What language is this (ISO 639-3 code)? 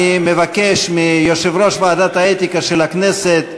heb